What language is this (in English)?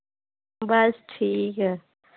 Dogri